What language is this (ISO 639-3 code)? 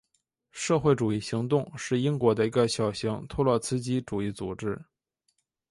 zho